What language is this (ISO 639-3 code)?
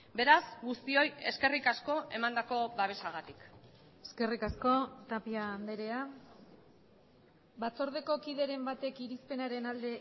eus